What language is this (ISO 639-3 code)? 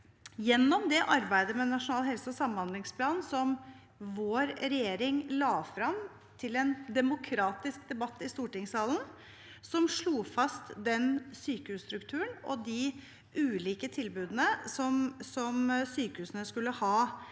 nor